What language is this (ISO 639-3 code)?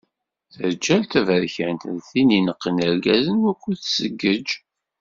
kab